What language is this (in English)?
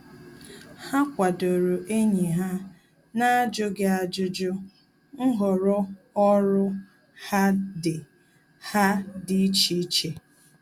Igbo